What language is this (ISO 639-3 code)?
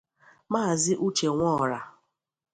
ibo